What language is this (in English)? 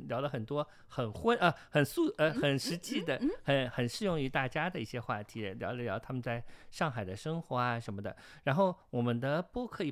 Chinese